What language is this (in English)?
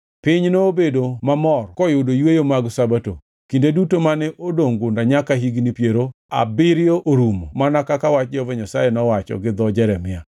Luo (Kenya and Tanzania)